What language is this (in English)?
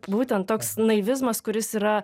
Lithuanian